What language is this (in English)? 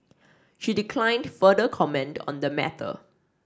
English